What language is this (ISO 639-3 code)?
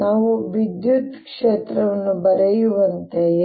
kan